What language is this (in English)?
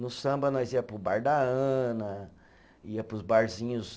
Portuguese